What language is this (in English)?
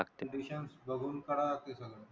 Marathi